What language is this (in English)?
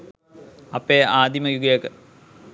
Sinhala